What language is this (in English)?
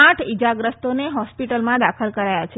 Gujarati